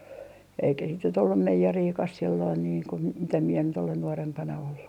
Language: Finnish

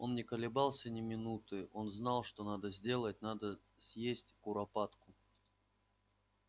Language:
Russian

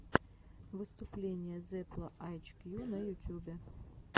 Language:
Russian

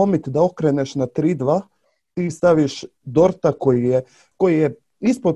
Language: Croatian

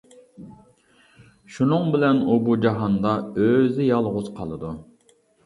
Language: Uyghur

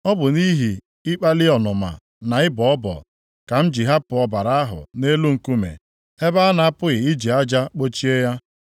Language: Igbo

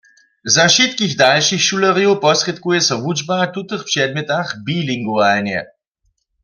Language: Upper Sorbian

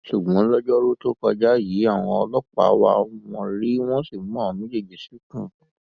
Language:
Yoruba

